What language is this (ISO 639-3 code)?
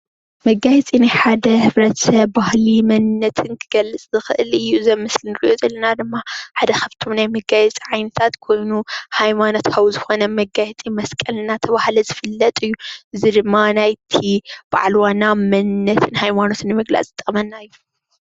tir